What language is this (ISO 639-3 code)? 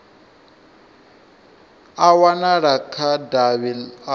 ven